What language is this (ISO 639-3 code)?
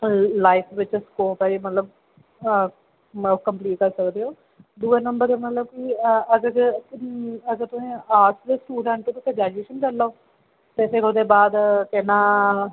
doi